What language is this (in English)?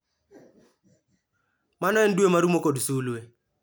Luo (Kenya and Tanzania)